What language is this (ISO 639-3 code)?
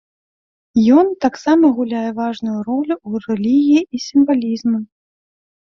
bel